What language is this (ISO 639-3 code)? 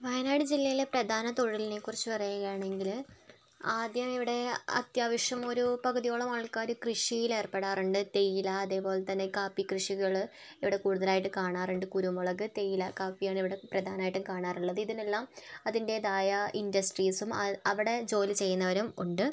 mal